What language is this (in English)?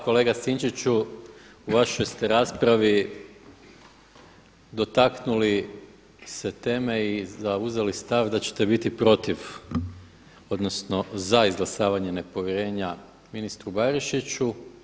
Croatian